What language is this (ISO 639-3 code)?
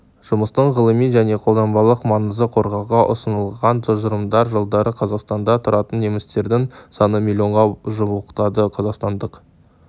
kaz